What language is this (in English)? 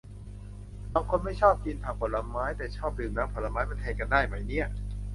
Thai